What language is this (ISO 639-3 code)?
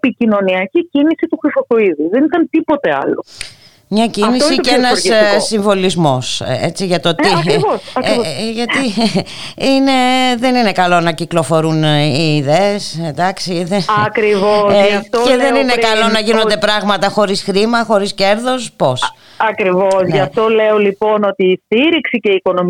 ell